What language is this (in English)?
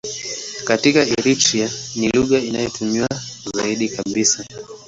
Swahili